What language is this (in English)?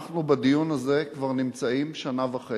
Hebrew